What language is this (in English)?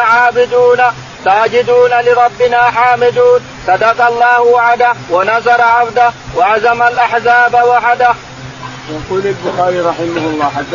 Arabic